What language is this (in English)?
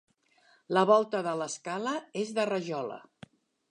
Catalan